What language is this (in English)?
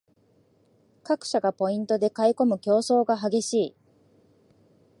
Japanese